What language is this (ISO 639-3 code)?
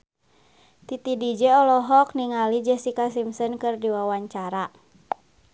sun